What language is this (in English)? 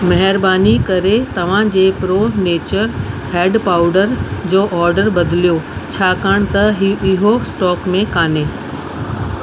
Sindhi